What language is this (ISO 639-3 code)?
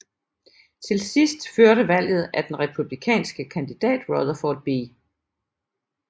dan